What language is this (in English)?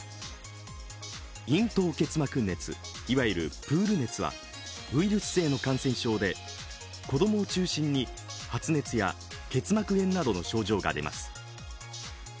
Japanese